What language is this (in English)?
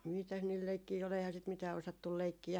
Finnish